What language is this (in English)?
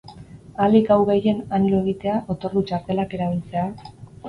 Basque